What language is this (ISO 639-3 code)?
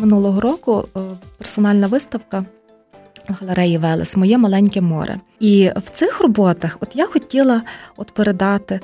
ukr